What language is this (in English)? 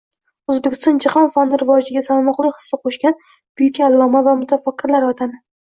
Uzbek